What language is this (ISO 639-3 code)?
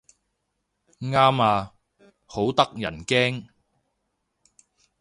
yue